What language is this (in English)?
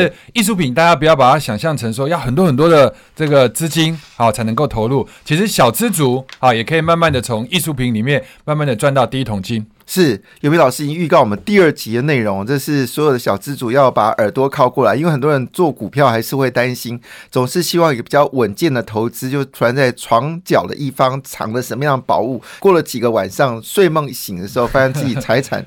Chinese